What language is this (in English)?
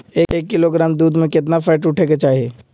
Magahi